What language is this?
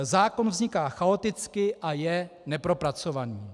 Czech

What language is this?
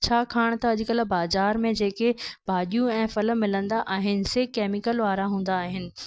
Sindhi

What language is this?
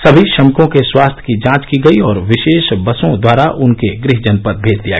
Hindi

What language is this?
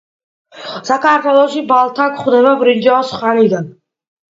Georgian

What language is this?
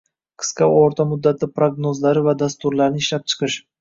Uzbek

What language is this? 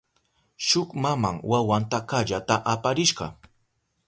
Southern Pastaza Quechua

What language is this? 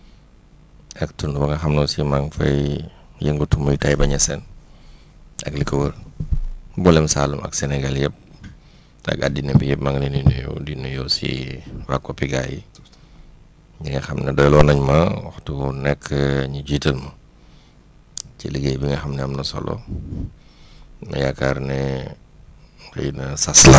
Wolof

